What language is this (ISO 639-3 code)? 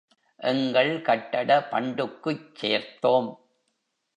tam